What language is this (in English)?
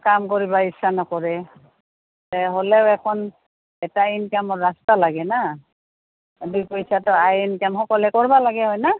Assamese